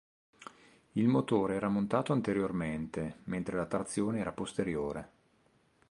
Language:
Italian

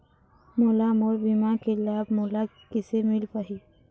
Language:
Chhattisgarhi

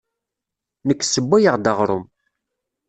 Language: Kabyle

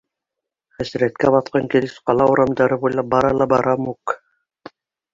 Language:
Bashkir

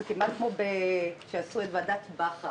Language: Hebrew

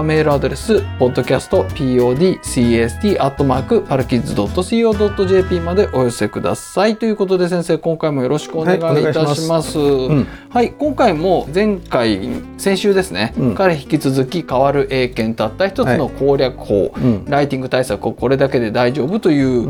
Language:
Japanese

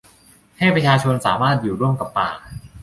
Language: Thai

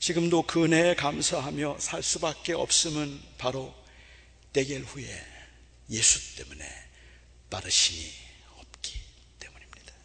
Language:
Korean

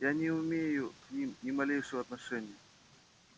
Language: Russian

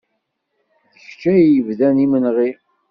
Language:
Kabyle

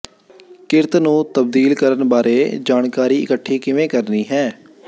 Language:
Punjabi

